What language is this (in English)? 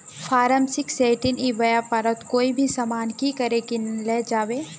Magahi